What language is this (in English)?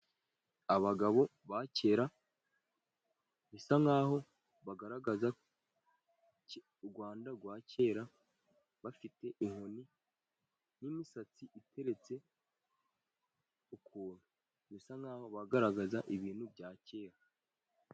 Kinyarwanda